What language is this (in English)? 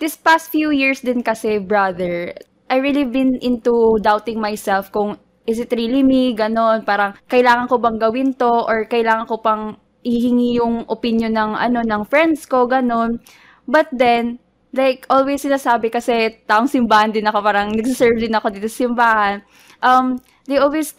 Filipino